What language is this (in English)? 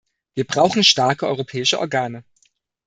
German